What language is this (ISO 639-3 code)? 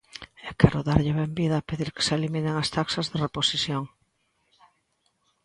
glg